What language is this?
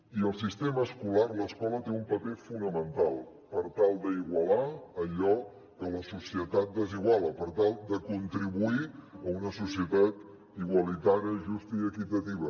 Catalan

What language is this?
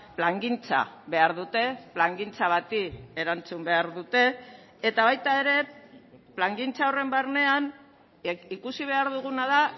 Basque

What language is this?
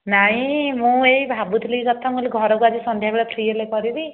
Odia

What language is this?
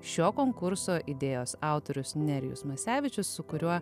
Lithuanian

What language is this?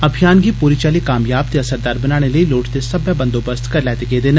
Dogri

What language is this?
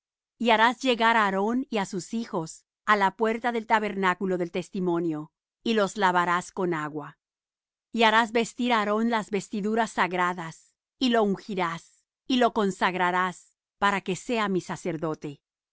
Spanish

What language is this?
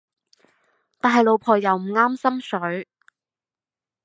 Cantonese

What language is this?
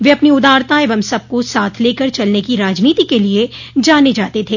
Hindi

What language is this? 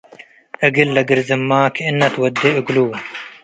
Tigre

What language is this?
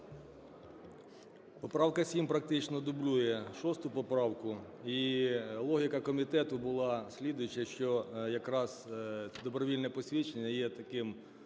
Ukrainian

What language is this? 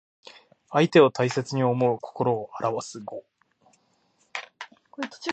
Japanese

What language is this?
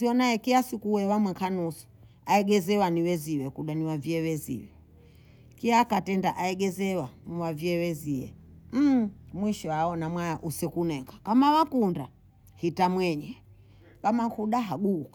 Bondei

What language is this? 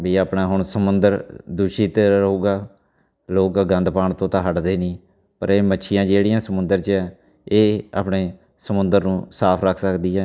Punjabi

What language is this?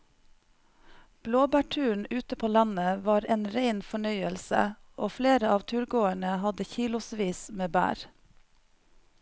Norwegian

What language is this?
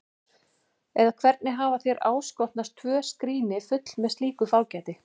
Icelandic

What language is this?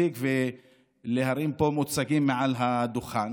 Hebrew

